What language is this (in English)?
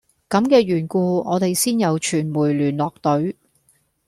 Cantonese